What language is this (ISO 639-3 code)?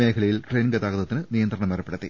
mal